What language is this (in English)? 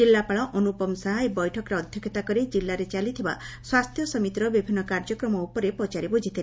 Odia